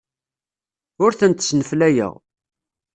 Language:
Kabyle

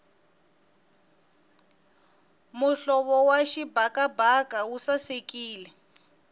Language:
Tsonga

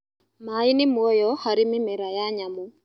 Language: Kikuyu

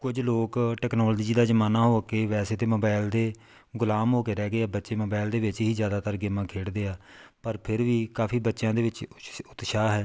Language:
Punjabi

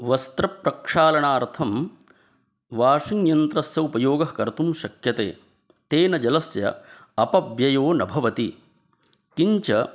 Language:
Sanskrit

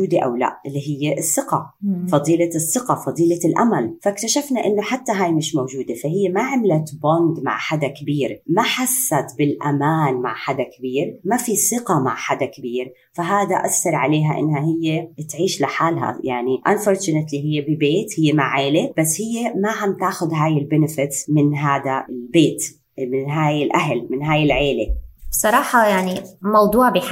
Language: Arabic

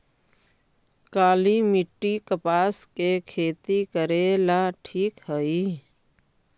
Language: Magahi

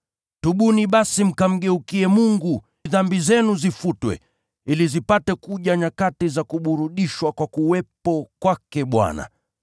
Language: Swahili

